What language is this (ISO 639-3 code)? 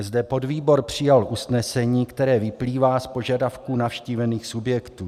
ces